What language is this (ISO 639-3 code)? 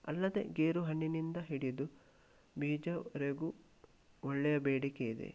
kan